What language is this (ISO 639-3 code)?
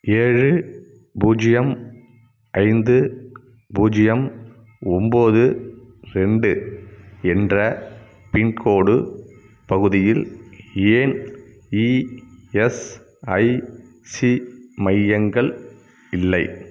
tam